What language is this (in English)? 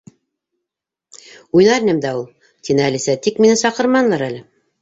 Bashkir